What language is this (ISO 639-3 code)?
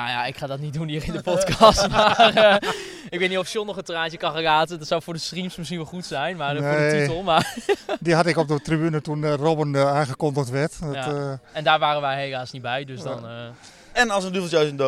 nld